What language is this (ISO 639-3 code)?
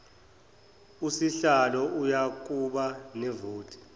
zul